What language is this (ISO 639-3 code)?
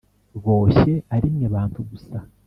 kin